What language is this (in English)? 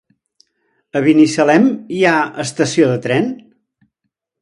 Catalan